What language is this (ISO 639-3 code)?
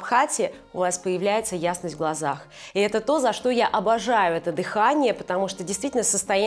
rus